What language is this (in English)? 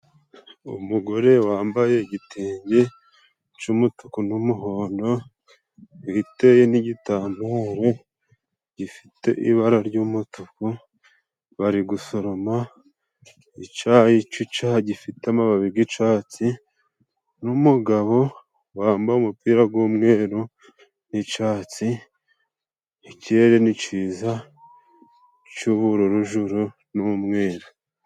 Kinyarwanda